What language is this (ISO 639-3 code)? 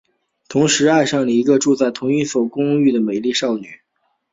zho